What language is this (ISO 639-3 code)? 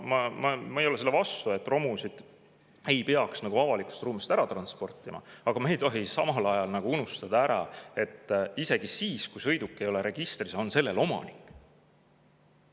est